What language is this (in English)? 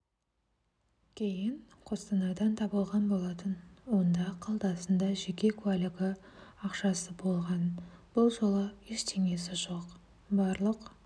Kazakh